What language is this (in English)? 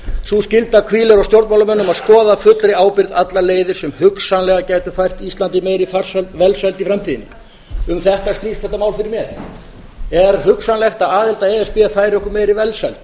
Icelandic